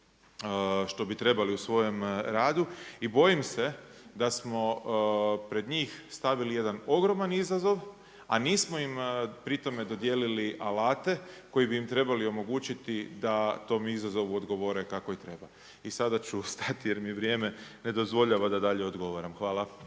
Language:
Croatian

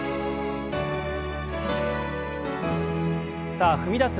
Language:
Japanese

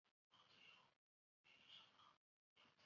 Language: Chinese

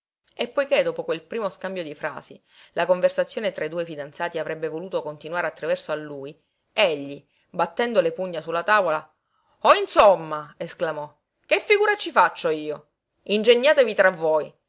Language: Italian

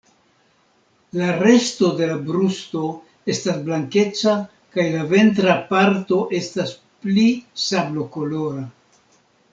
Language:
Esperanto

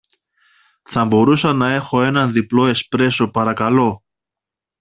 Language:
Greek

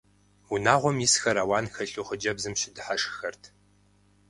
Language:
Kabardian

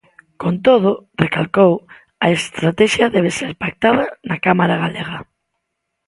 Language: Galician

